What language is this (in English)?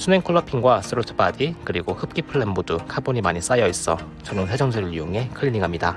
Korean